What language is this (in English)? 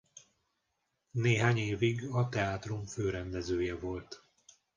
Hungarian